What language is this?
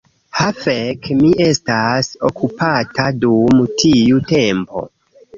Esperanto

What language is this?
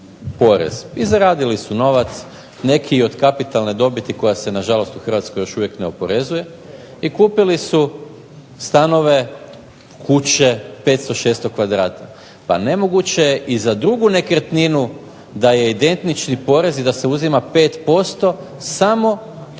Croatian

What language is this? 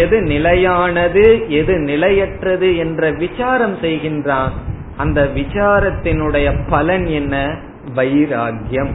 Tamil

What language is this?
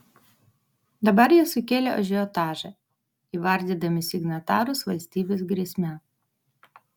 Lithuanian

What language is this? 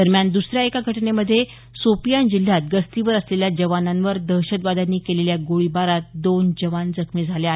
Marathi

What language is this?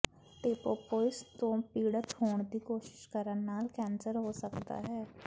Punjabi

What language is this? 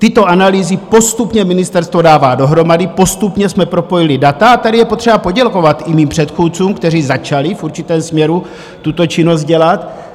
Czech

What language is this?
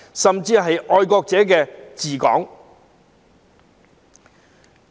Cantonese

